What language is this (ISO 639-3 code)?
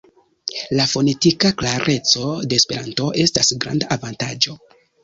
epo